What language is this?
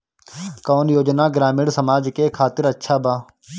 Bhojpuri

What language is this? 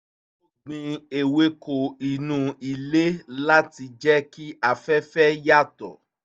Yoruba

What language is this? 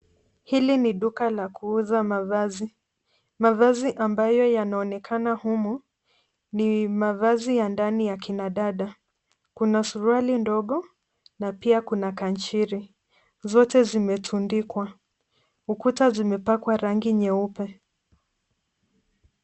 Swahili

